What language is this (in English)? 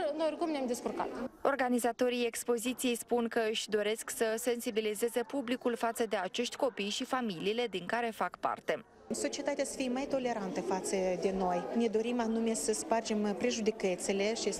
Romanian